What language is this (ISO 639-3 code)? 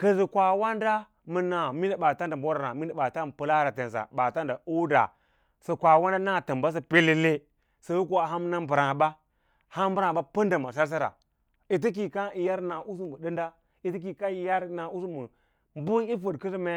lla